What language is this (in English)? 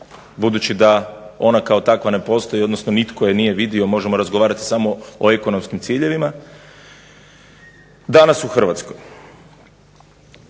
Croatian